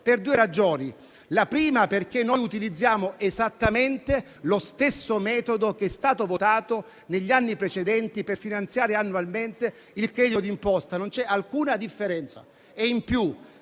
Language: Italian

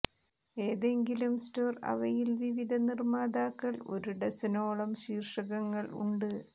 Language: Malayalam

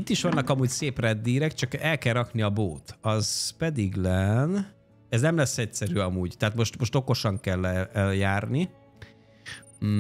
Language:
Hungarian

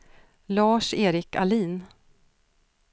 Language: Swedish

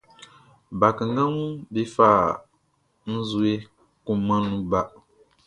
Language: Baoulé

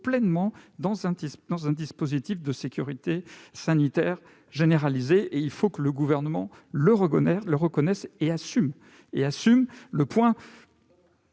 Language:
French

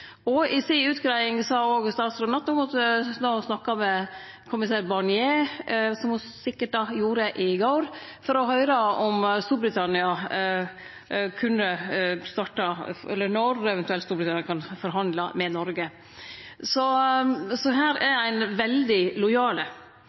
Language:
Norwegian Nynorsk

